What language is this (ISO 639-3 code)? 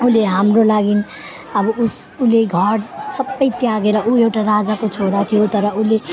nep